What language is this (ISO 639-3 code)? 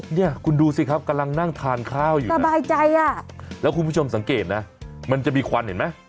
tha